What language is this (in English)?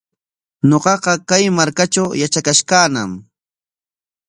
Corongo Ancash Quechua